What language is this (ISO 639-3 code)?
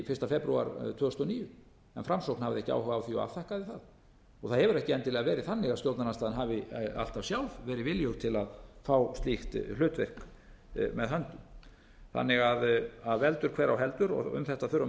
isl